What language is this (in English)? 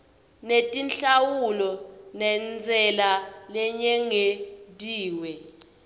Swati